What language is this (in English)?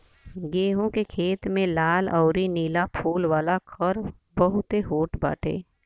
Bhojpuri